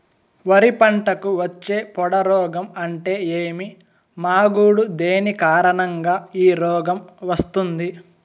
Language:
Telugu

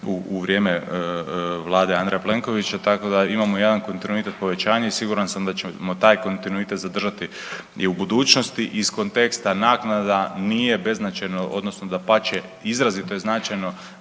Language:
Croatian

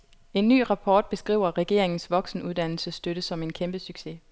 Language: Danish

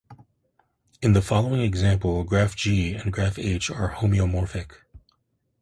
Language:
English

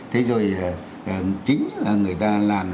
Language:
Vietnamese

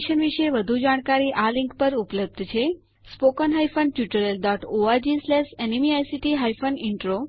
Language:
Gujarati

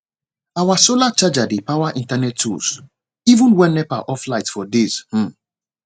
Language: Nigerian Pidgin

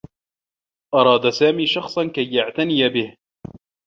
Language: Arabic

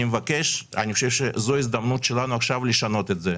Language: Hebrew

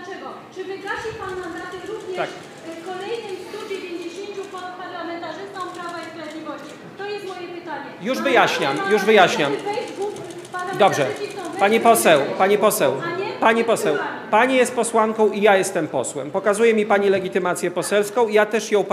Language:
Polish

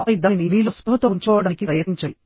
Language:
Telugu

